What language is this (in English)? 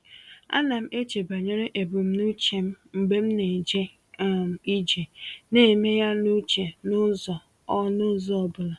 Igbo